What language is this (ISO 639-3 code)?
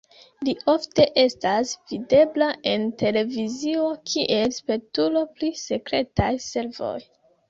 epo